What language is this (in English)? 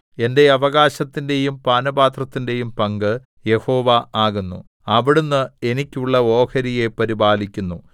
Malayalam